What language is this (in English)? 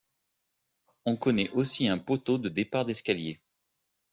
French